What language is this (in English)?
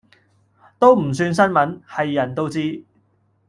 Cantonese